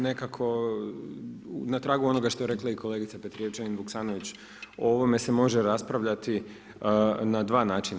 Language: Croatian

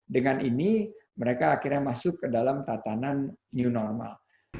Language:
Indonesian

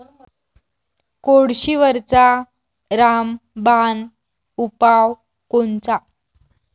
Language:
Marathi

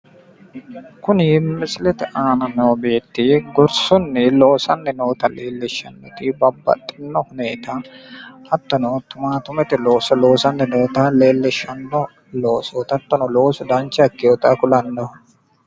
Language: Sidamo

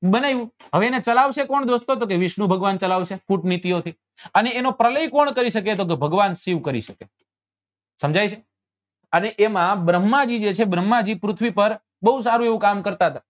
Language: Gujarati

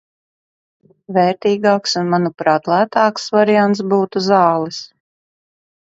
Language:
Latvian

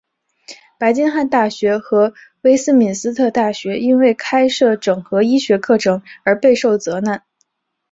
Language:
Chinese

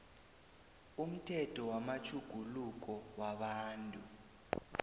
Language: South Ndebele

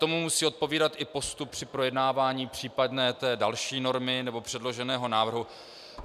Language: Czech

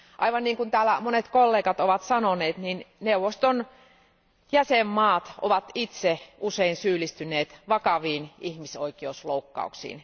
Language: Finnish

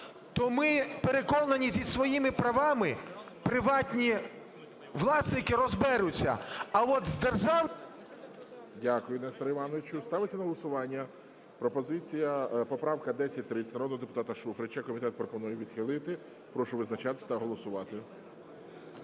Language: Ukrainian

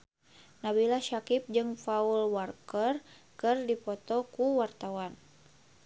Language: Sundanese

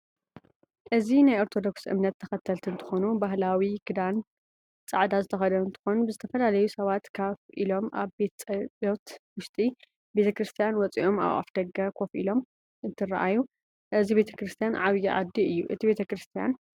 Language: Tigrinya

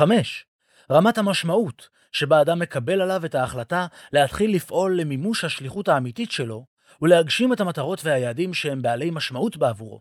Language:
Hebrew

